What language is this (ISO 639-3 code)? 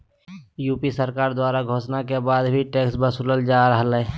mag